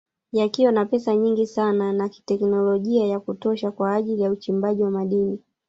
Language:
Swahili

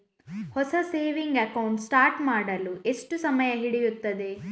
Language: Kannada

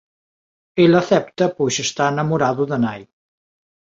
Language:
Galician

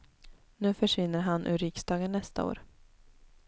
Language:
Swedish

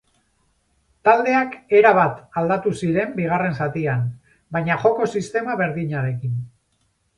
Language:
Basque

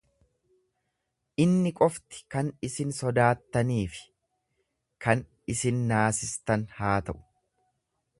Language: Oromo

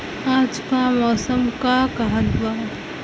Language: Bhojpuri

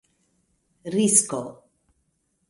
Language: Esperanto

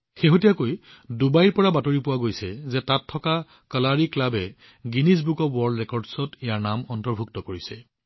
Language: Assamese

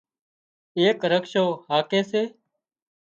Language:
Wadiyara Koli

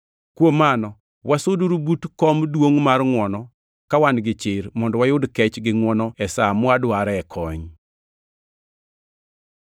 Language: Luo (Kenya and Tanzania)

